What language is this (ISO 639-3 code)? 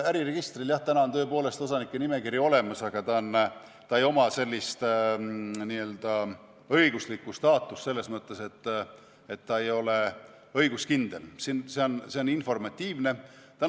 est